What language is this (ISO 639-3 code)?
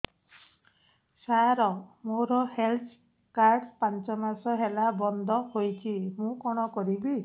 ori